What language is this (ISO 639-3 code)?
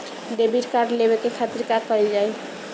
bho